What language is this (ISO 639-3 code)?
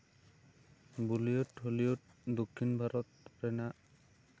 sat